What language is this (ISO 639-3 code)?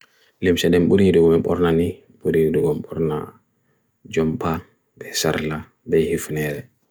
fui